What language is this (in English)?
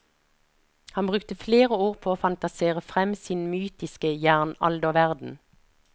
Norwegian